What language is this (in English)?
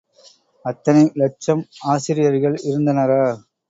Tamil